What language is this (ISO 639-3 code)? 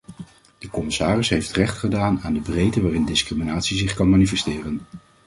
nld